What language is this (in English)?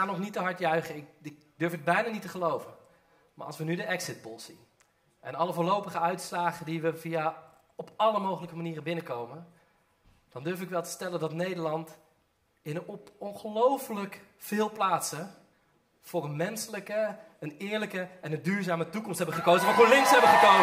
Dutch